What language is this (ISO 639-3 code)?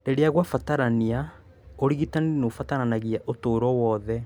kik